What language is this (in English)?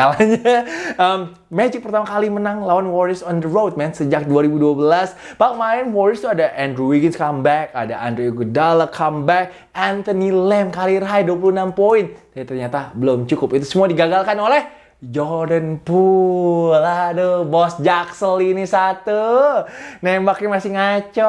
Indonesian